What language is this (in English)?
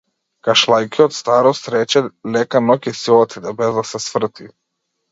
Macedonian